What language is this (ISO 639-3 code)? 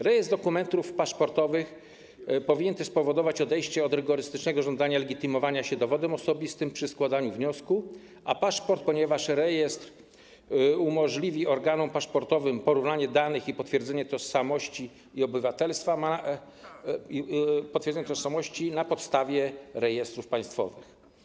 pol